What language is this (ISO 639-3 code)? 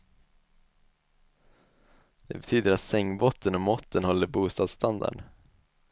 swe